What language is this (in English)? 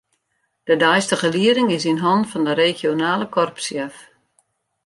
Western Frisian